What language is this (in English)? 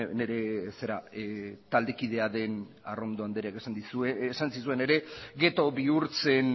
Basque